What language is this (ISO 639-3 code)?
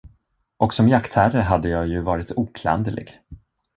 swe